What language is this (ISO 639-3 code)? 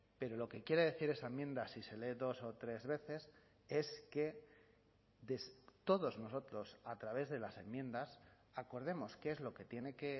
spa